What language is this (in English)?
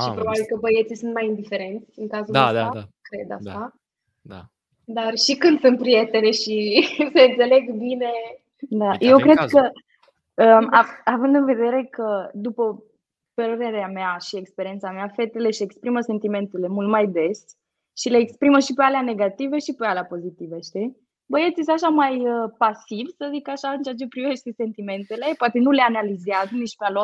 Romanian